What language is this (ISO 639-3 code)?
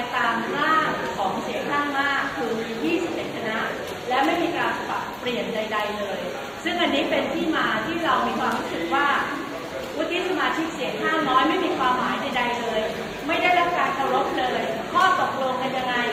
tha